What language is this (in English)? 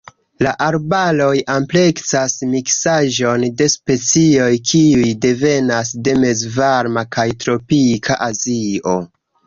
Esperanto